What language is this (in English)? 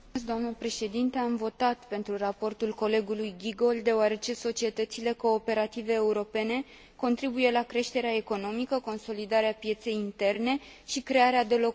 Romanian